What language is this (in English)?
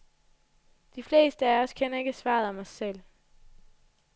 Danish